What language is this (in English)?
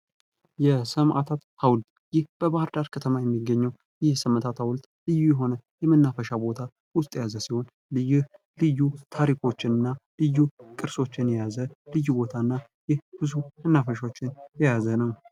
Amharic